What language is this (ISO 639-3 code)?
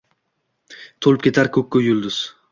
uzb